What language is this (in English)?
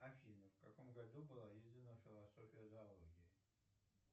Russian